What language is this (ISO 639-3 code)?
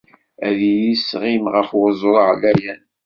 kab